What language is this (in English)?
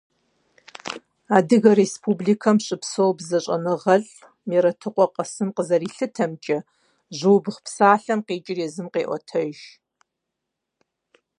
Kabardian